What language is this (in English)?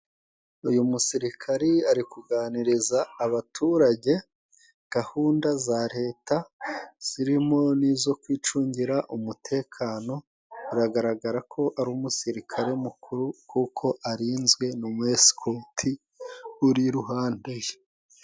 Kinyarwanda